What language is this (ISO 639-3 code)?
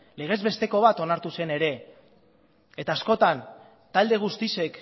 eus